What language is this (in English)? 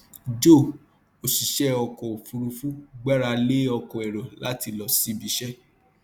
Yoruba